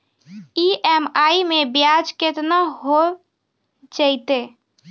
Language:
Maithili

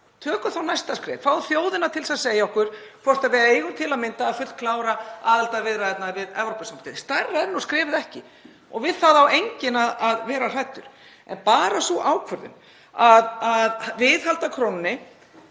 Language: Icelandic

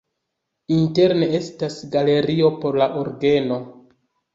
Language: Esperanto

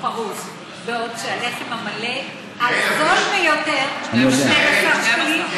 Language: Hebrew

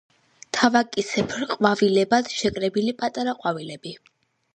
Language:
Georgian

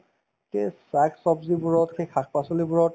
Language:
Assamese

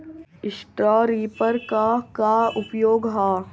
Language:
Bhojpuri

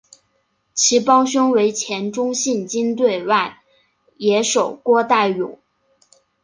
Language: Chinese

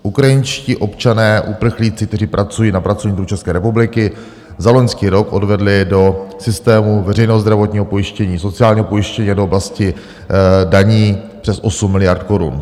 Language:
Czech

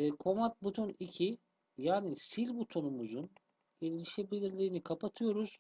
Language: Turkish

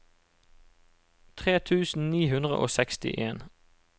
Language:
Norwegian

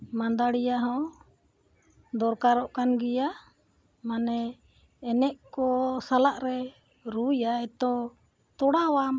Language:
Santali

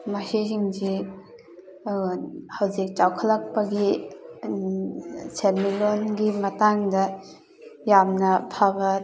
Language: Manipuri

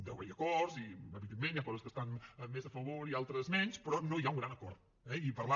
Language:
Catalan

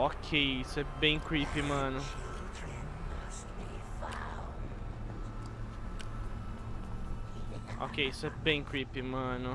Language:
Portuguese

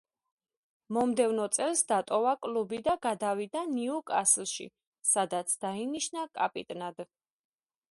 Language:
Georgian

